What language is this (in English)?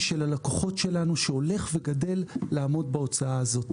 Hebrew